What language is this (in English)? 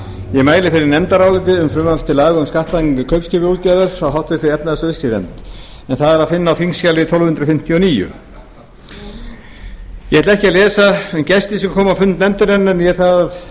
Icelandic